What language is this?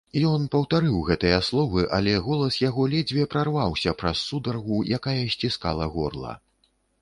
Belarusian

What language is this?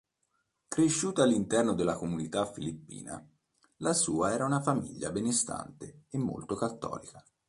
Italian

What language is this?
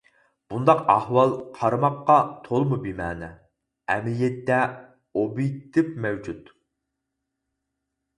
Uyghur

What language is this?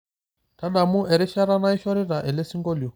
Masai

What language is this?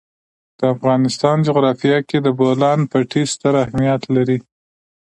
Pashto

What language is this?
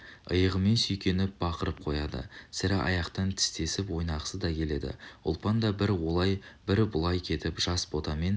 Kazakh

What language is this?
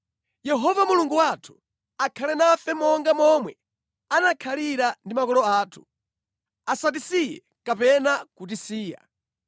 Nyanja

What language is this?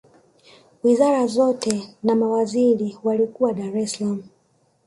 Swahili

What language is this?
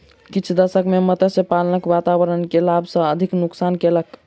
Maithili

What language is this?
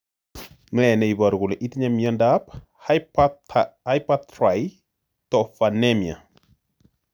Kalenjin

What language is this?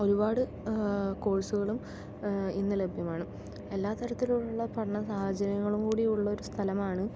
Malayalam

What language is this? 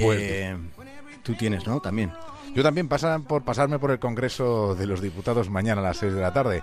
Spanish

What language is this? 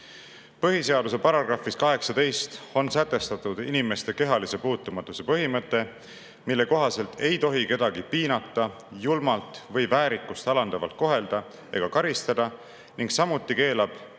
Estonian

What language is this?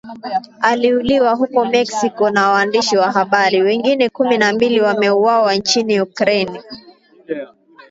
Swahili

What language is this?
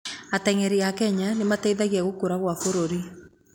Kikuyu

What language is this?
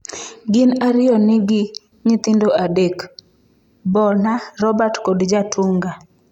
Luo (Kenya and Tanzania)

